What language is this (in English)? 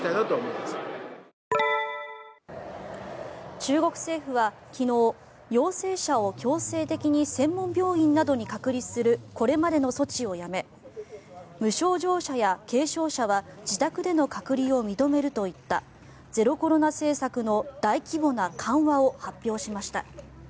Japanese